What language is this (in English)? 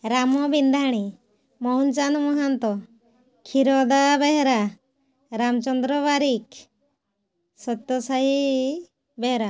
Odia